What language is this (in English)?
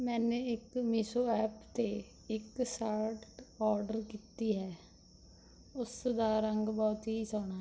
Punjabi